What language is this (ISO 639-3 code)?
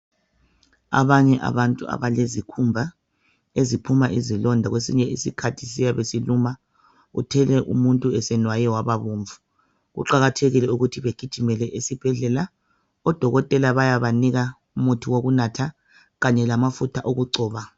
nde